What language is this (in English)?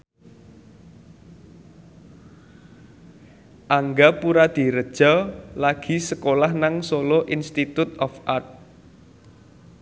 Javanese